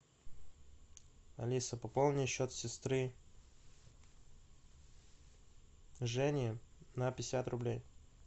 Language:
Russian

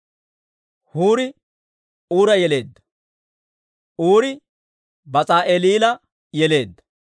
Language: Dawro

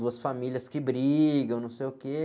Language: Portuguese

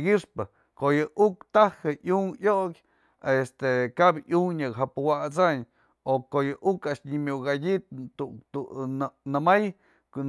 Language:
Mazatlán Mixe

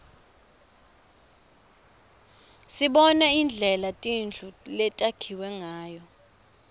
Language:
Swati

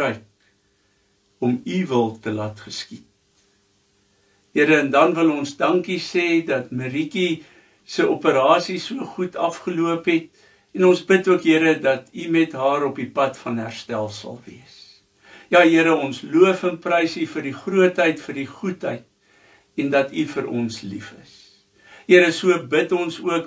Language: Dutch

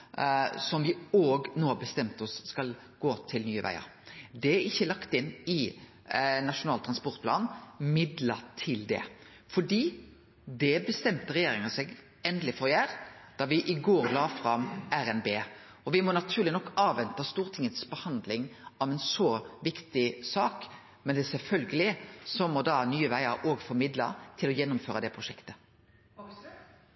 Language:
Norwegian Nynorsk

